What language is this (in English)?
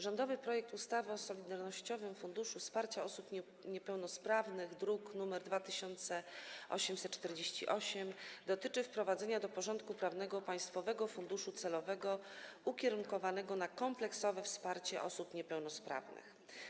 Polish